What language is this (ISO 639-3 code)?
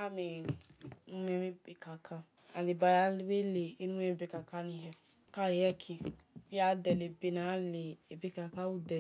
ish